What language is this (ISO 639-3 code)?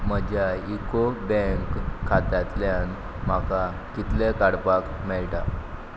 kok